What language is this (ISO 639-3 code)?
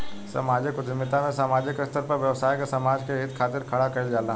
bho